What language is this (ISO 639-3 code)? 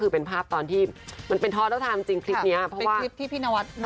tha